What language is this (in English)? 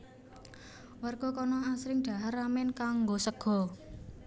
Javanese